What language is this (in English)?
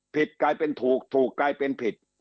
Thai